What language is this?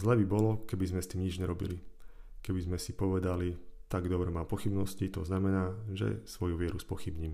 Slovak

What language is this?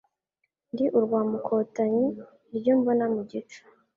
Kinyarwanda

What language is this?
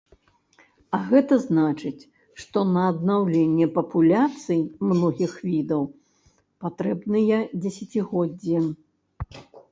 Belarusian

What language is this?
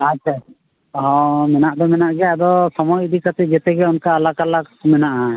Santali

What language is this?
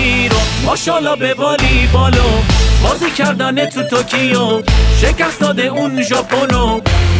Persian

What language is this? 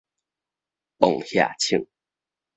Min Nan Chinese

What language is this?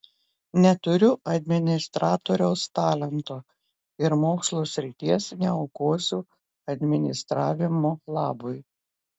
Lithuanian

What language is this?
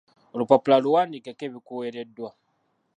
Ganda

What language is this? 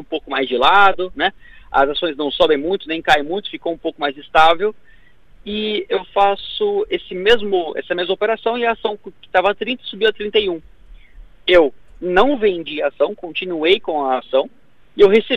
Portuguese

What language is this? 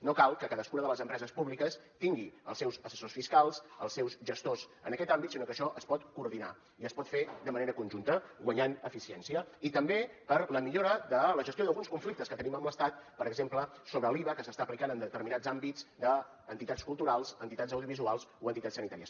Catalan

